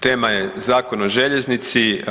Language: Croatian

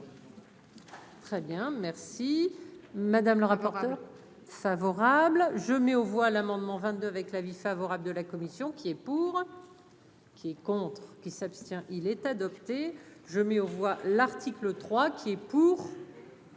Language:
French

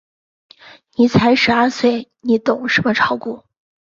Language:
Chinese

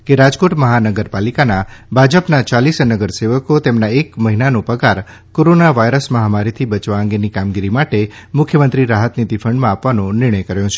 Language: Gujarati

